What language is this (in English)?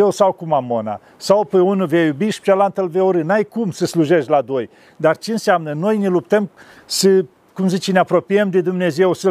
Romanian